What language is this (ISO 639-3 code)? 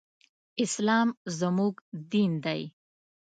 pus